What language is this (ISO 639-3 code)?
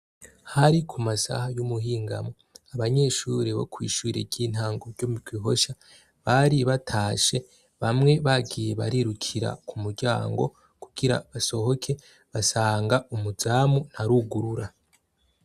run